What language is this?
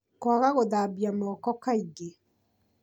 Kikuyu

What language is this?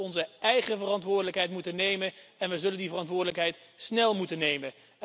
Dutch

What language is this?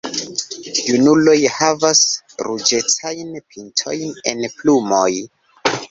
Esperanto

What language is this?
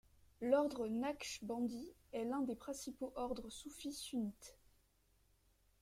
French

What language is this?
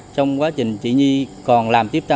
Vietnamese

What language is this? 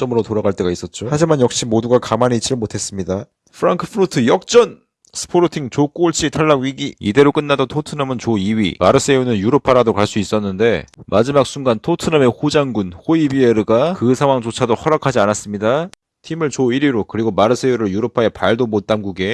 Korean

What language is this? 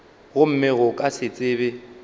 Northern Sotho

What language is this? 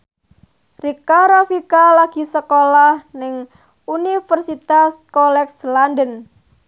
Javanese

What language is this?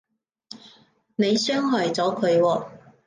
Cantonese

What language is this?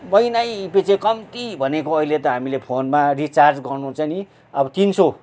Nepali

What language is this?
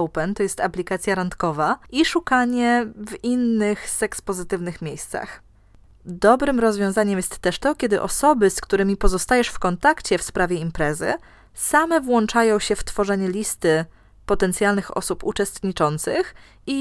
Polish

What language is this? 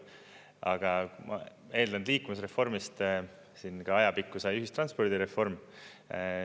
Estonian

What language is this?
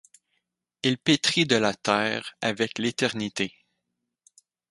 French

